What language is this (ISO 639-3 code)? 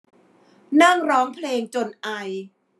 tha